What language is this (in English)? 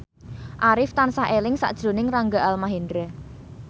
Javanese